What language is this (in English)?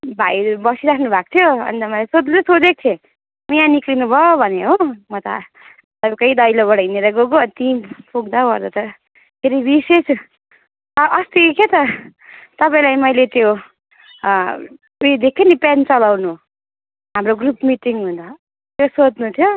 Nepali